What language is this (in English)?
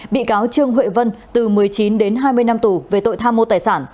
Vietnamese